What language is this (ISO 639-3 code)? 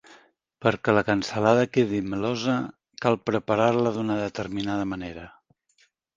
cat